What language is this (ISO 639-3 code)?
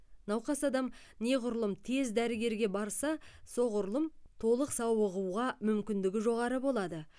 kaz